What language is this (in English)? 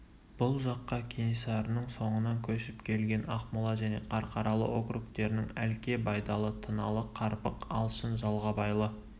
Kazakh